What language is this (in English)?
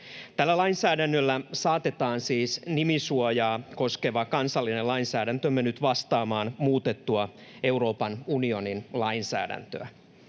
Finnish